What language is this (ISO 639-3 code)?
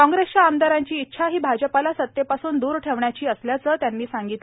mar